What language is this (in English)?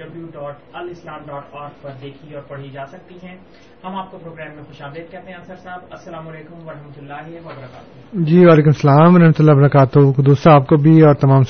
Urdu